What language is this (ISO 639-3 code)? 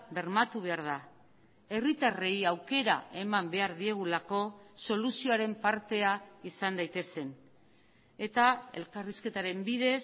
eus